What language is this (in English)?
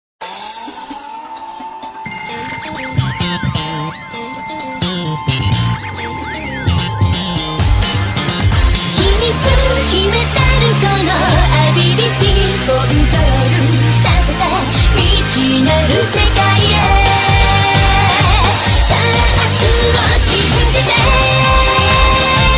Korean